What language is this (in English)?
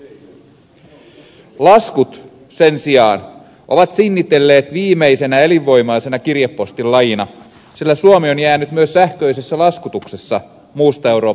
Finnish